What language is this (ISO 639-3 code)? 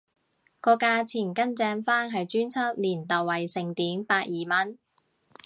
yue